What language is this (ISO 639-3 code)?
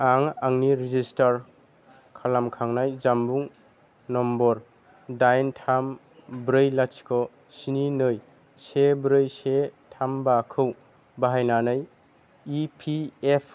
brx